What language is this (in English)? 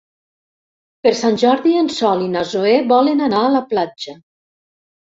Catalan